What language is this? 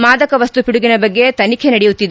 Kannada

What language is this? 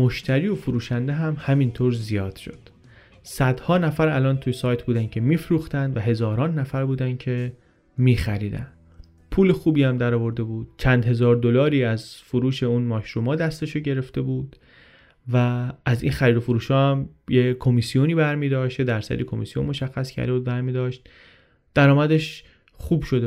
Persian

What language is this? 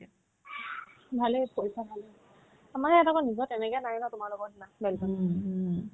Assamese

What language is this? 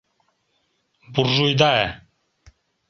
Mari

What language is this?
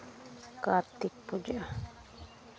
Santali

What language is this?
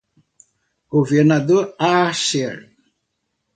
Portuguese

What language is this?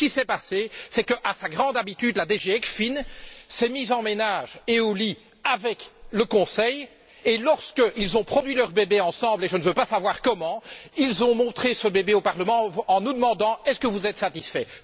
French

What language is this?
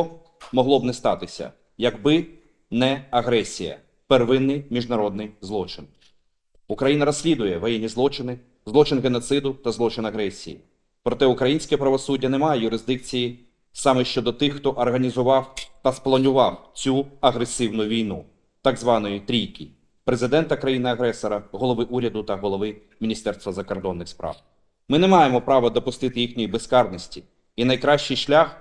Ukrainian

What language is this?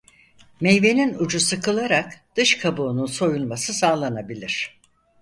Turkish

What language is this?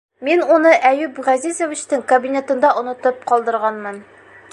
Bashkir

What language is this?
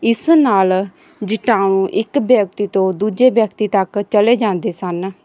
Punjabi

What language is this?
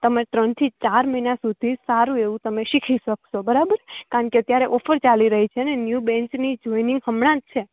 Gujarati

